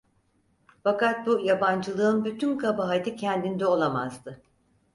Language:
Turkish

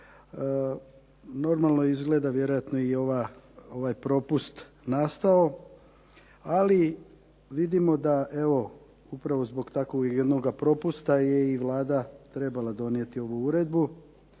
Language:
Croatian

